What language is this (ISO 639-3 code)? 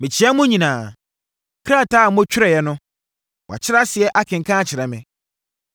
aka